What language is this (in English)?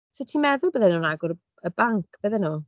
Welsh